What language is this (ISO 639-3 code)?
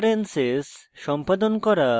ben